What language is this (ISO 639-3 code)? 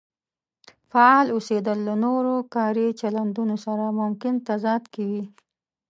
pus